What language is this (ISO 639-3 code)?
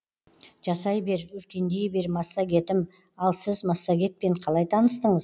kaz